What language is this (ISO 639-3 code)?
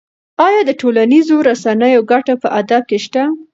pus